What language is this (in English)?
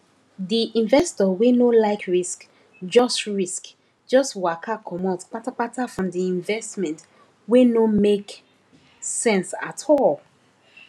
Nigerian Pidgin